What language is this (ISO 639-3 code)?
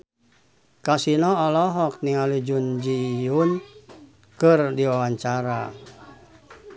sun